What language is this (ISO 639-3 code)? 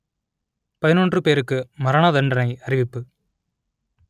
tam